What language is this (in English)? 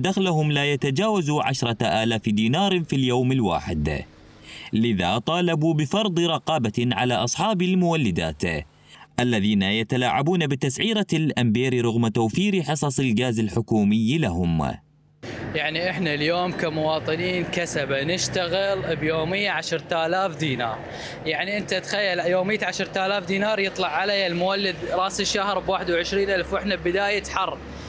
Arabic